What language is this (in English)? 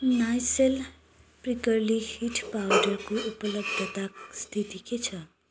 Nepali